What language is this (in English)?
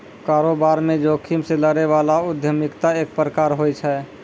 Maithili